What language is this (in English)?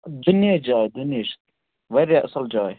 Kashmiri